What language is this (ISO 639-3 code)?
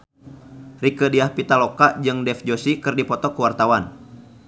sun